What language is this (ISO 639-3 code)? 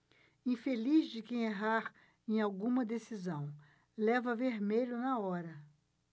por